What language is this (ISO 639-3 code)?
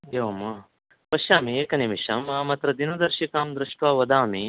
san